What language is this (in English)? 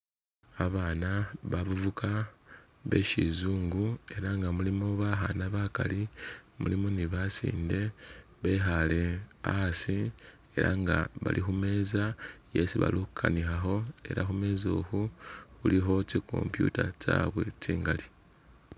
Masaaba